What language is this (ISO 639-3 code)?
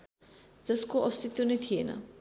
nep